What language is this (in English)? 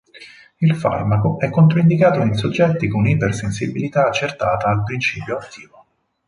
Italian